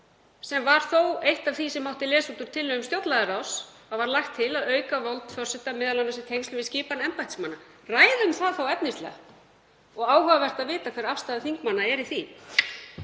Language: Icelandic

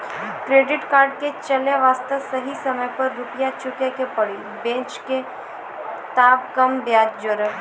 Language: Maithili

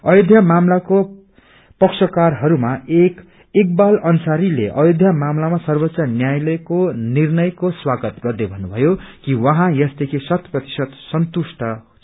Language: Nepali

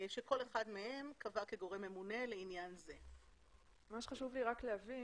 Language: Hebrew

